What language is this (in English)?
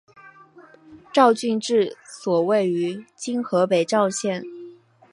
Chinese